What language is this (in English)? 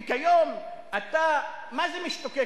Hebrew